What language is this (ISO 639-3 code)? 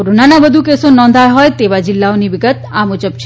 guj